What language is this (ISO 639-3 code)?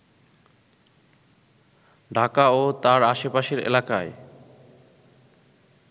ben